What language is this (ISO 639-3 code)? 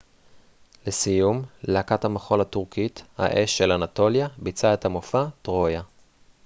heb